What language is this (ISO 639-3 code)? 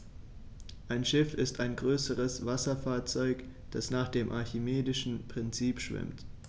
deu